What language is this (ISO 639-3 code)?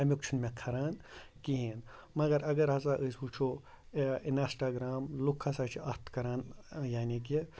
kas